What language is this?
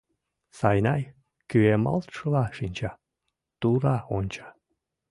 Mari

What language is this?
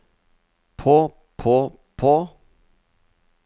Norwegian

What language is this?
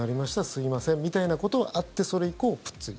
Japanese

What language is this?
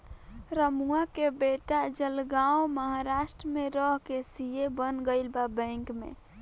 Bhojpuri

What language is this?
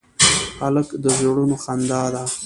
Pashto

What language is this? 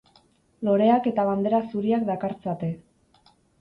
Basque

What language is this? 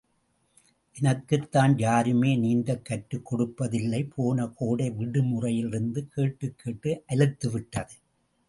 Tamil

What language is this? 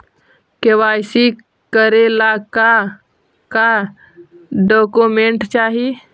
Magahi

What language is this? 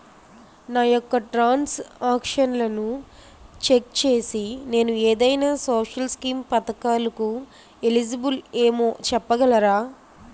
Telugu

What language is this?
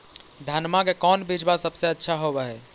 Magahi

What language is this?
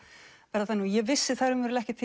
Icelandic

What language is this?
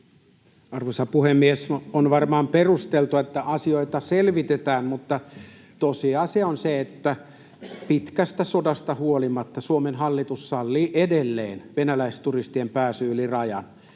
Finnish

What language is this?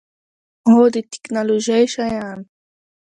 Pashto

